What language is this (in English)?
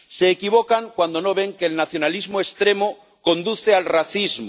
Spanish